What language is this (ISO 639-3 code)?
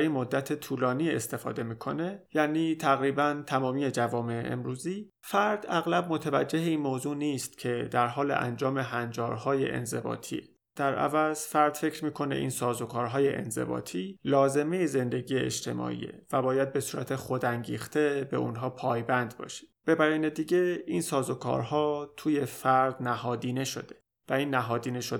fas